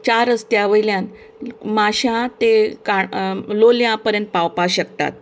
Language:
Konkani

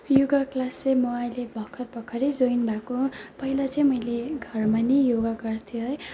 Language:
Nepali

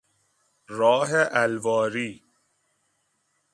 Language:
Persian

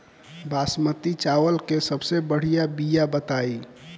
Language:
Bhojpuri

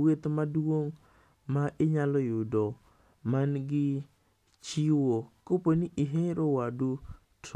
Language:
Luo (Kenya and Tanzania)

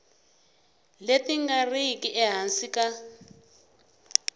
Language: Tsonga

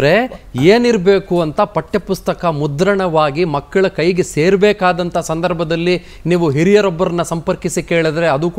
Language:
Hindi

